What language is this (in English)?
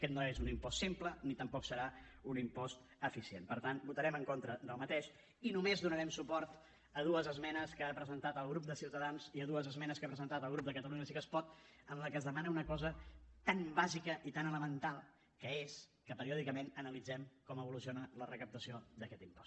Catalan